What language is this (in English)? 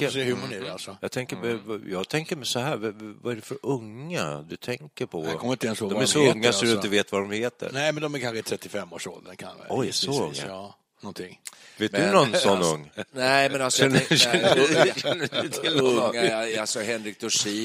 Swedish